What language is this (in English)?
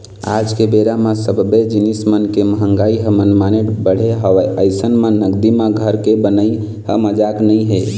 Chhattisgarhi